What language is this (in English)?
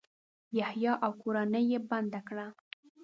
Pashto